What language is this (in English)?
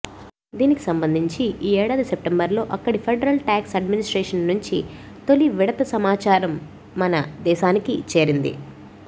Telugu